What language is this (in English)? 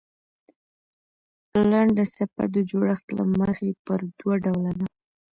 Pashto